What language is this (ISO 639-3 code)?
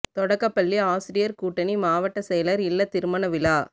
tam